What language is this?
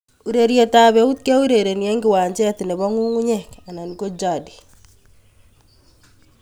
Kalenjin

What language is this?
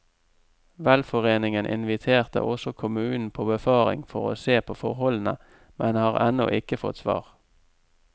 Norwegian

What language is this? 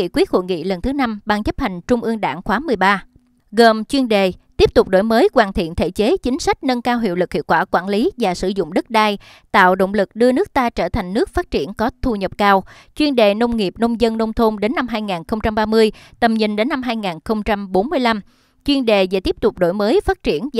Vietnamese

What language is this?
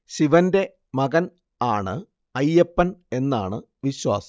Malayalam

